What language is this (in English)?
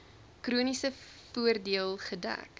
Afrikaans